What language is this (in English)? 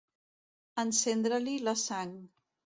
Catalan